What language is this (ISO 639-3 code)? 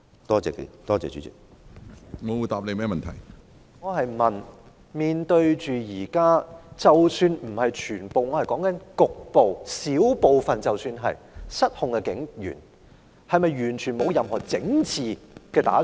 yue